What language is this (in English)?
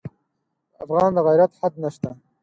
Pashto